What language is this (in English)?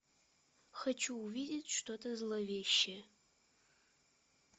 Russian